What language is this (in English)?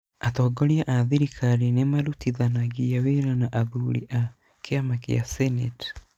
Kikuyu